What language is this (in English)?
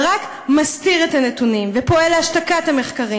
Hebrew